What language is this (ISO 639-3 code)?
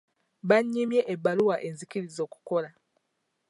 lug